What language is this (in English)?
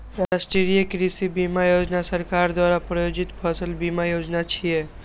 Maithili